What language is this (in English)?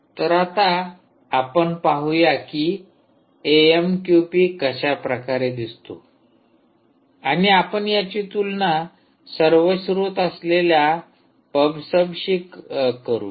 Marathi